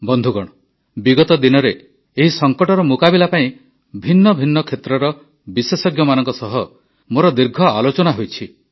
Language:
Odia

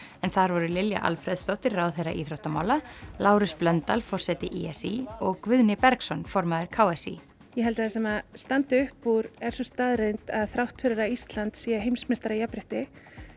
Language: Icelandic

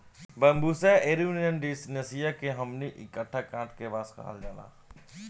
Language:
Bhojpuri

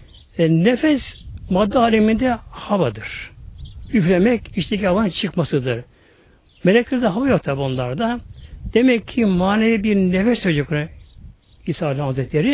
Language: Turkish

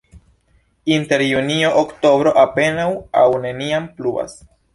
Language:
Esperanto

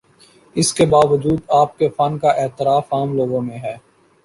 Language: Urdu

